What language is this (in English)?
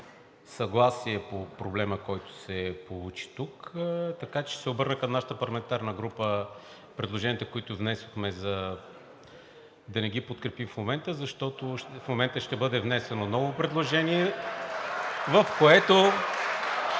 Bulgarian